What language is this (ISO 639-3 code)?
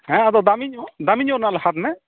sat